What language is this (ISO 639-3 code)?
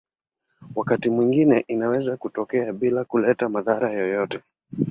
swa